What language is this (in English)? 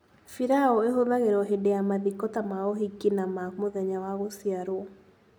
Kikuyu